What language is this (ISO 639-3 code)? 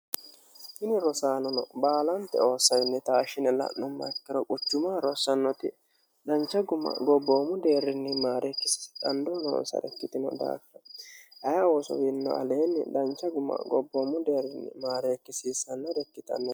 sid